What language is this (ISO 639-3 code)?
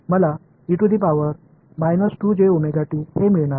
tam